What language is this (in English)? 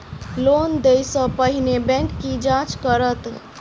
Maithili